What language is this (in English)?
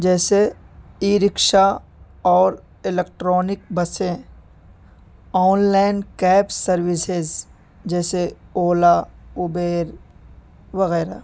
Urdu